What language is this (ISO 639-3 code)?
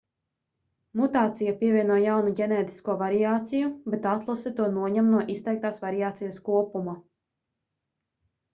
lav